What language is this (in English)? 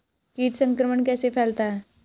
Hindi